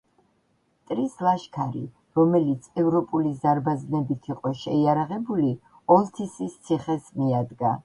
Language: Georgian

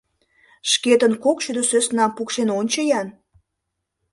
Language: Mari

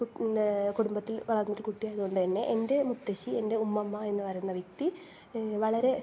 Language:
Malayalam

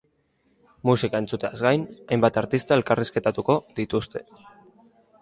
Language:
Basque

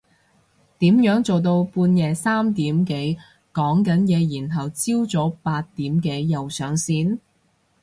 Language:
Cantonese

